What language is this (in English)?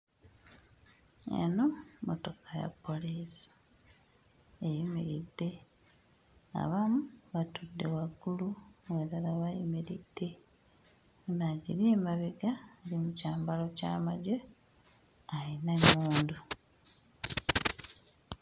Ganda